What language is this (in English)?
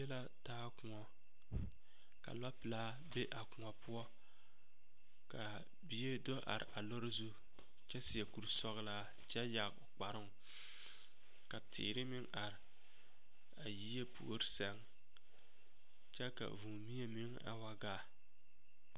Southern Dagaare